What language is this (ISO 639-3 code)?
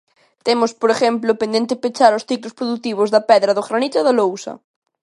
glg